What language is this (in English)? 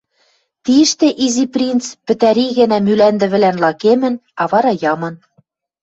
Western Mari